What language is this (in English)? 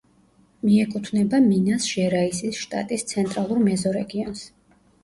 Georgian